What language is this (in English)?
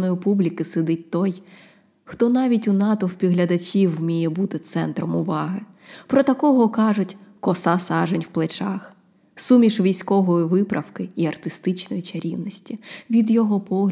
Ukrainian